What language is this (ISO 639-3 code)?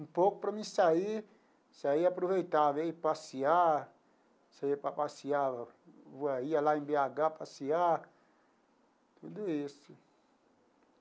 por